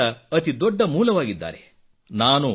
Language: Kannada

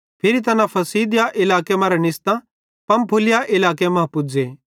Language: Bhadrawahi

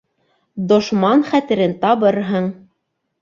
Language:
Bashkir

